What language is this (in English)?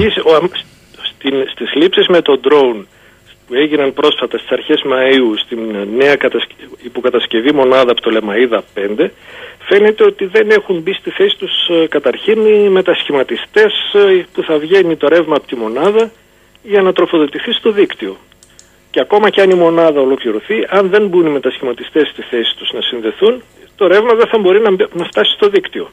Greek